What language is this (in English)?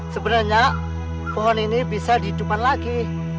Indonesian